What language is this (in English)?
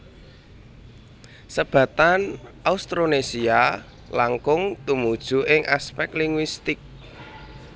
Javanese